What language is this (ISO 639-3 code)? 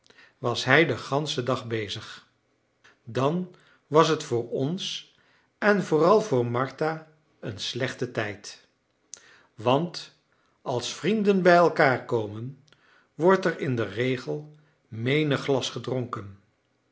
nld